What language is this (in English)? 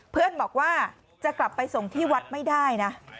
Thai